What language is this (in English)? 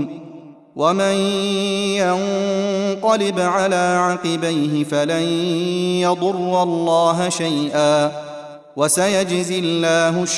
Arabic